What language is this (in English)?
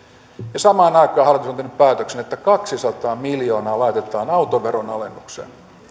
Finnish